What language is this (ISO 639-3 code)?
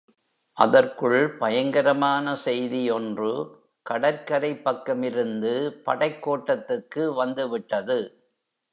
tam